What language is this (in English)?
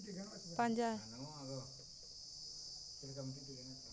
Santali